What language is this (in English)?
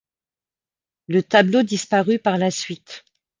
French